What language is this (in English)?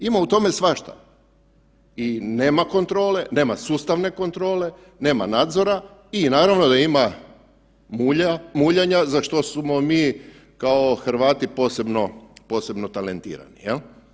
Croatian